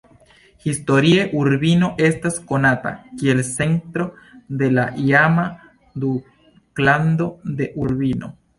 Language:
Esperanto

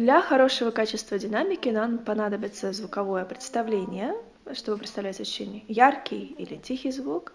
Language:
Russian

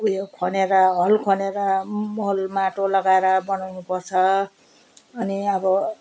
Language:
Nepali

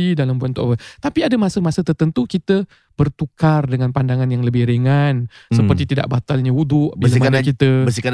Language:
Malay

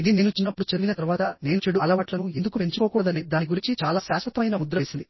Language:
Telugu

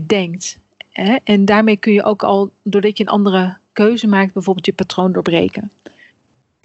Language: Dutch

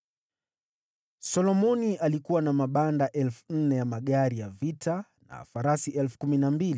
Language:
Swahili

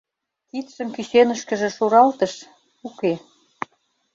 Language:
Mari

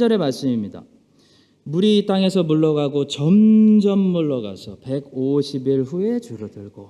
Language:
Korean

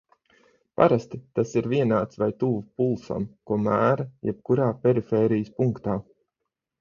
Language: Latvian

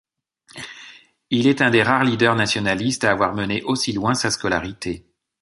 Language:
French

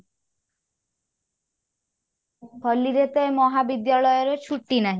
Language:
Odia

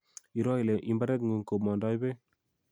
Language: Kalenjin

